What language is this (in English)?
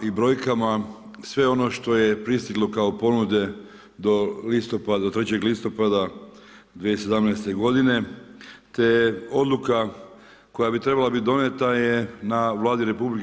Croatian